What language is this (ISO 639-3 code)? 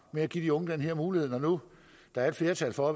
dan